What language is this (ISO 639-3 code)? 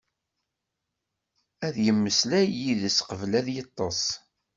kab